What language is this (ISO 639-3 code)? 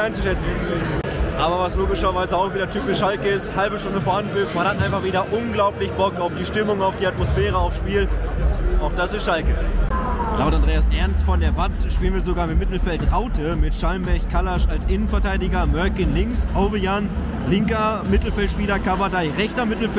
deu